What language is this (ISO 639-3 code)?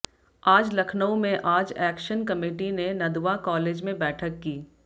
hin